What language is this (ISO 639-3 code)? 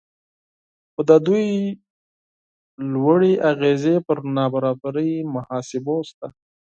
pus